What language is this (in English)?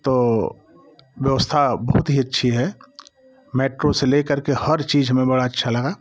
Hindi